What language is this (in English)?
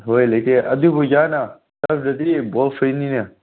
Manipuri